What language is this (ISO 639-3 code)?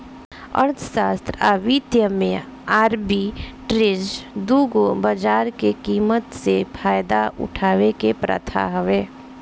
bho